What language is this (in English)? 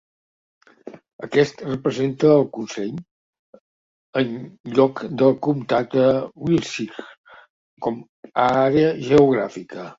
Catalan